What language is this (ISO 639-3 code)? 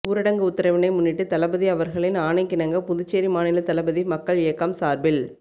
tam